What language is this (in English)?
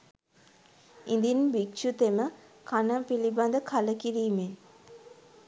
Sinhala